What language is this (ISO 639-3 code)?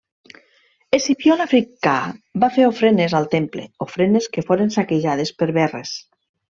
cat